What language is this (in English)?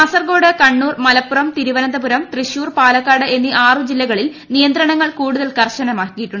Malayalam